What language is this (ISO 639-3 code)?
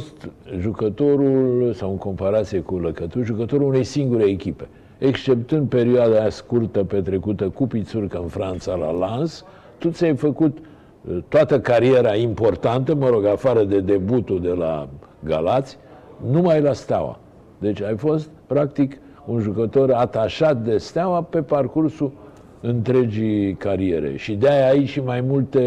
ron